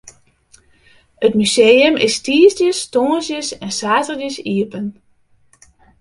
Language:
Western Frisian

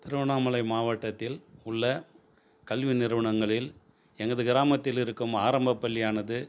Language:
Tamil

